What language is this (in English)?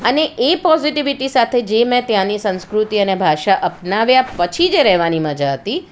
Gujarati